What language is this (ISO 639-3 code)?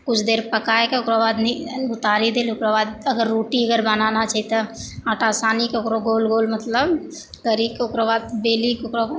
mai